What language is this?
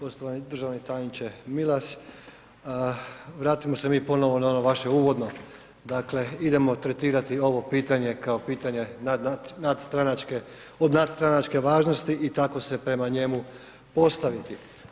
Croatian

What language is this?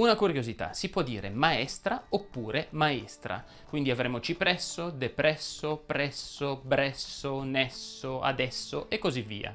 Italian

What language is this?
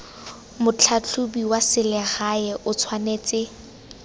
Tswana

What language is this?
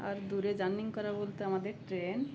Bangla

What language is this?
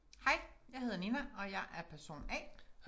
Danish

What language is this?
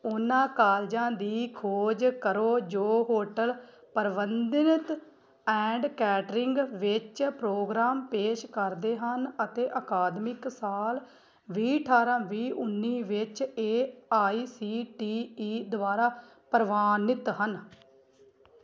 Punjabi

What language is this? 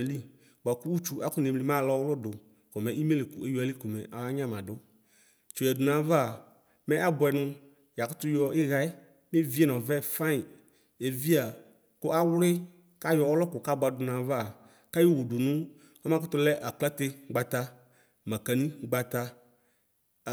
Ikposo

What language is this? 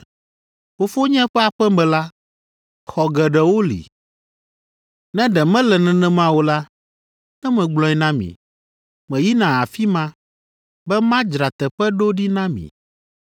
Ewe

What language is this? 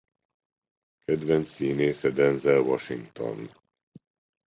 Hungarian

